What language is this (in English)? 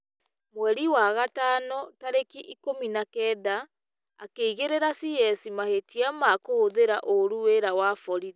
Kikuyu